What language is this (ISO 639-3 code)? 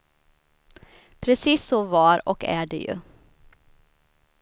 swe